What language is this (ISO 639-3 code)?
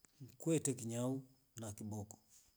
rof